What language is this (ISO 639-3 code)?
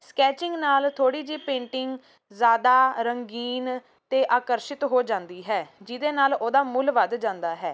pan